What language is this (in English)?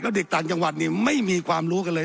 Thai